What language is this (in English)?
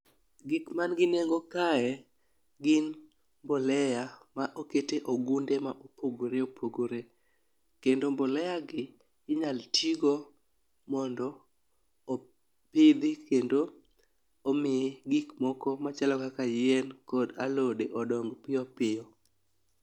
Luo (Kenya and Tanzania)